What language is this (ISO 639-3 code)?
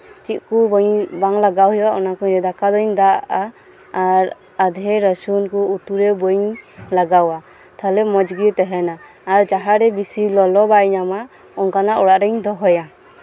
sat